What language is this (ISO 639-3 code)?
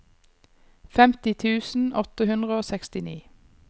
nor